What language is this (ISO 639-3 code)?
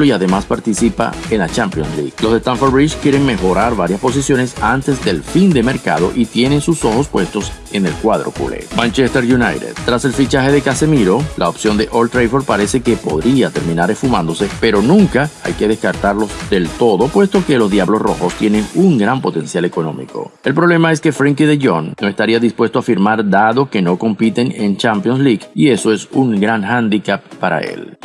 spa